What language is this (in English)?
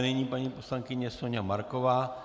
Czech